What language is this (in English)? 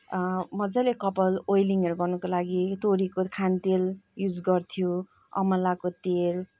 Nepali